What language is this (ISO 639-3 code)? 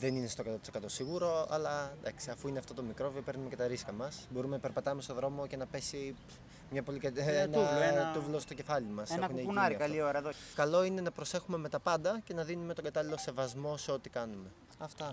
ell